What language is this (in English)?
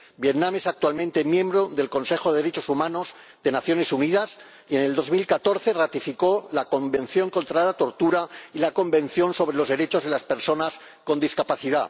Spanish